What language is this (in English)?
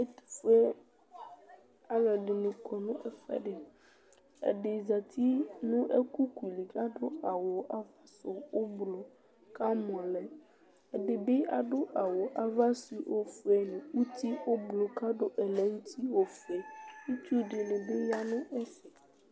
Ikposo